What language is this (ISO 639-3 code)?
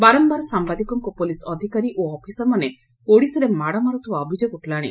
ori